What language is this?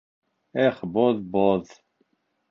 Bashkir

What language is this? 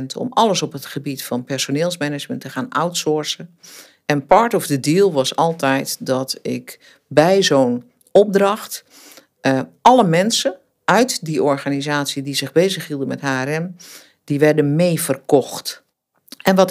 Dutch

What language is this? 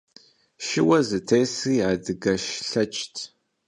Kabardian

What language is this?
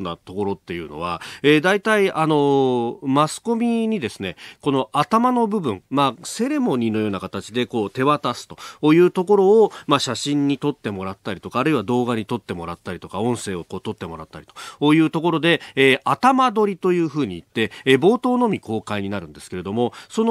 Japanese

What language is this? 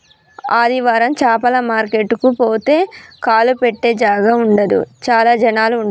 Telugu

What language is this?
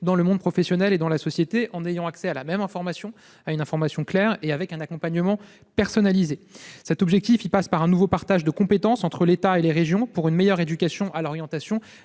French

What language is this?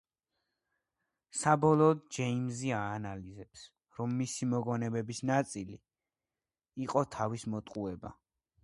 Georgian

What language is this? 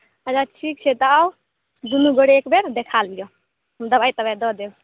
Maithili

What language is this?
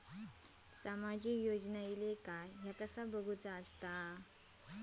Marathi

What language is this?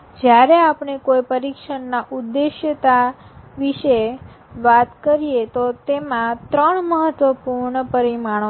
Gujarati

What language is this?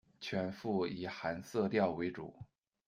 Chinese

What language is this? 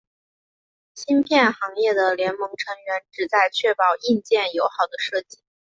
Chinese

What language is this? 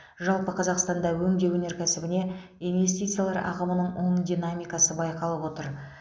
Kazakh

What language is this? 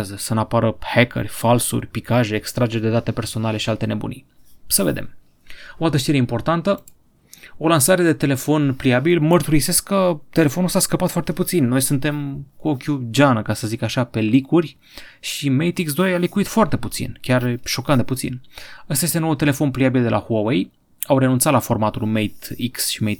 Romanian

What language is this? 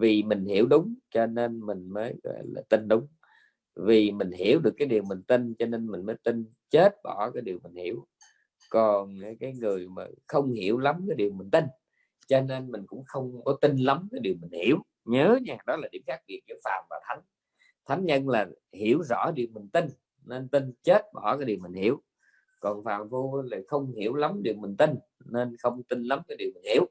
Vietnamese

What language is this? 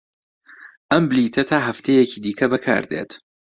Central Kurdish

